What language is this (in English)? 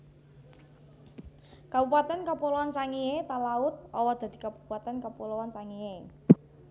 Javanese